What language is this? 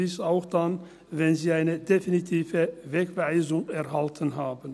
Swiss German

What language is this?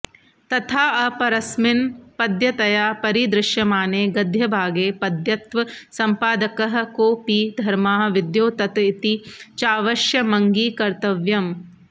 Sanskrit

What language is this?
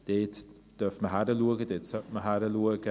Swiss German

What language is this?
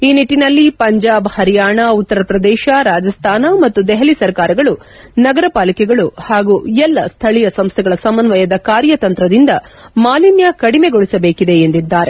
Kannada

